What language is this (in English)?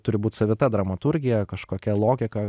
Lithuanian